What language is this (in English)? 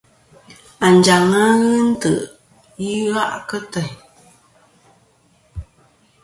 Kom